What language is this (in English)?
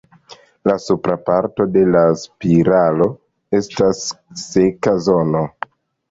Esperanto